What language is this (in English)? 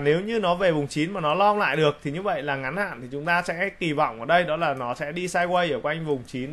Vietnamese